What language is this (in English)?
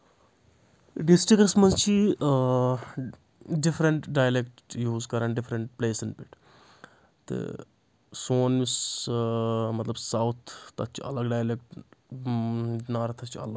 Kashmiri